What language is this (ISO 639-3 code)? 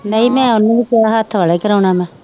pan